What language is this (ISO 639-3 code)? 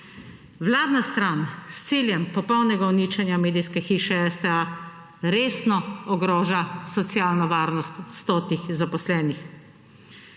slv